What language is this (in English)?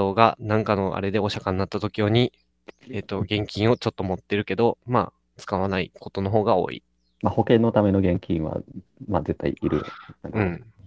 Japanese